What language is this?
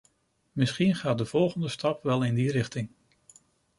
Dutch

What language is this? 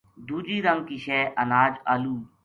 Gujari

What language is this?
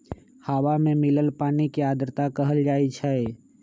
Magahi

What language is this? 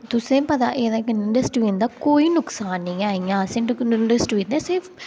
Dogri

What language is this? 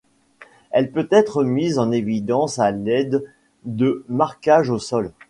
French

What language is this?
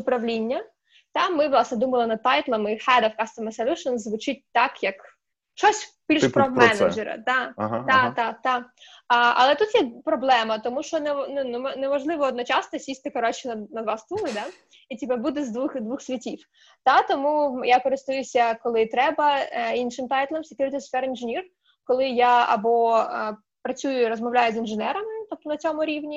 Ukrainian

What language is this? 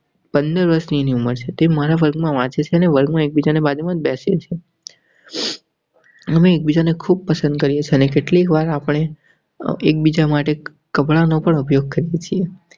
Gujarati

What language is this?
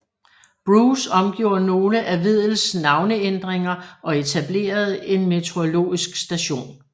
Danish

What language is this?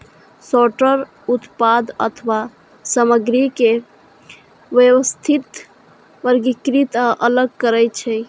Maithili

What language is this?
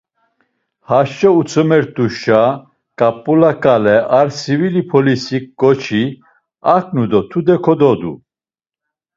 Laz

